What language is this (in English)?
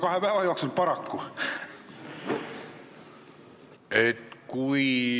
Estonian